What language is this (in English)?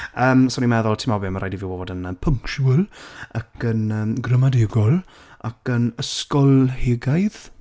Welsh